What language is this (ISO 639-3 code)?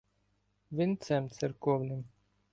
ukr